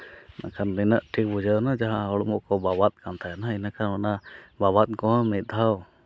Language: Santali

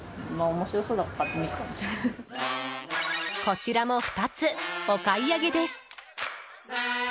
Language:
Japanese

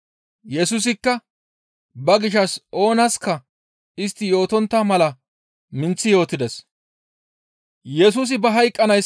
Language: Gamo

